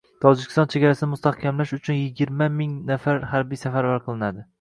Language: Uzbek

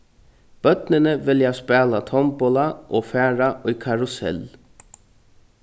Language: Faroese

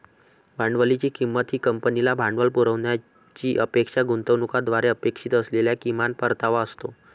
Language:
Marathi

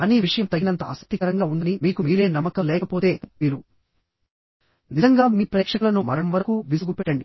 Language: Telugu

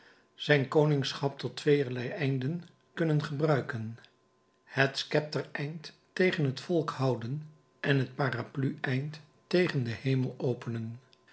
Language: Dutch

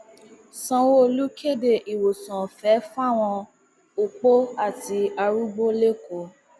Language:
Yoruba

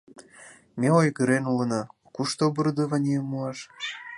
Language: Mari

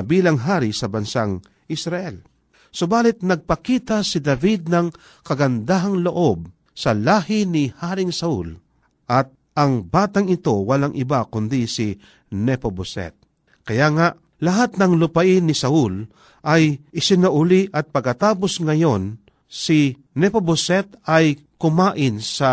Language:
Filipino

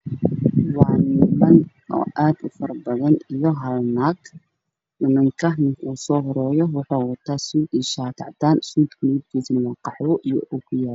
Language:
Somali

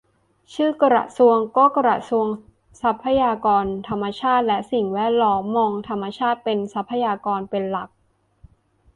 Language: Thai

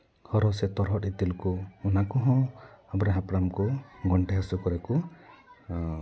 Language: Santali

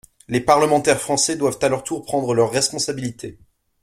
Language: French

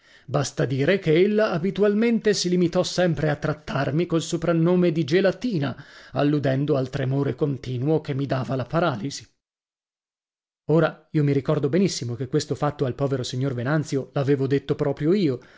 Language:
Italian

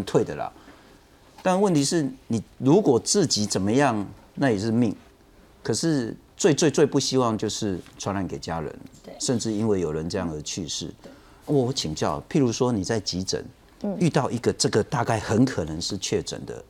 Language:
Chinese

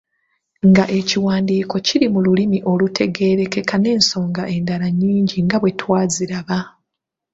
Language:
Ganda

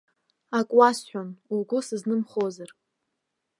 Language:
Abkhazian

